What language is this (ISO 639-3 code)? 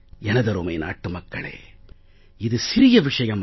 tam